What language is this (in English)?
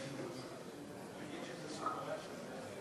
Hebrew